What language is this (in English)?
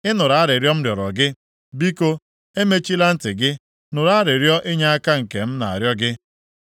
Igbo